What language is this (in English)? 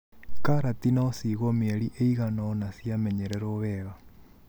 Kikuyu